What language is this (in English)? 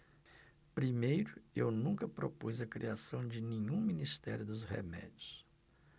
Portuguese